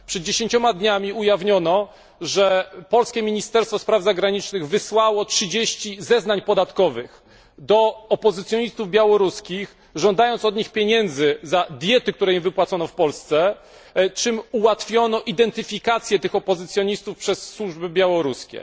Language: Polish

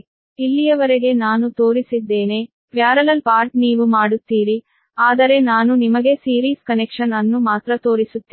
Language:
Kannada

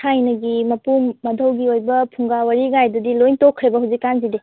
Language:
Manipuri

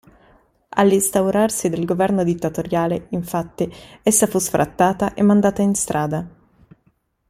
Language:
Italian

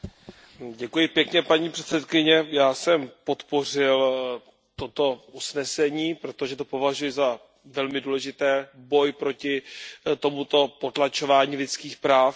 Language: Czech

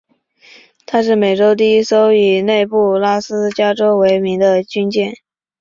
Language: Chinese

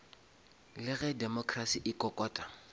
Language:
Northern Sotho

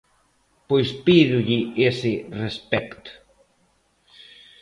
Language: Galician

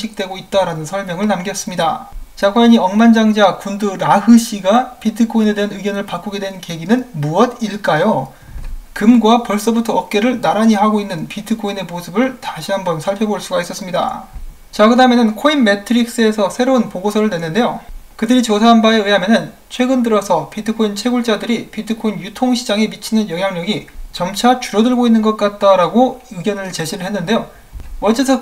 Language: Korean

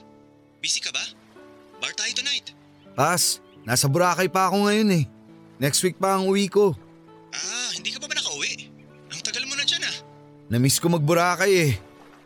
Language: Filipino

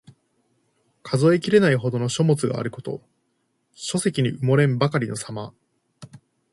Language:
Japanese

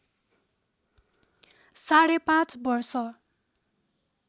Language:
Nepali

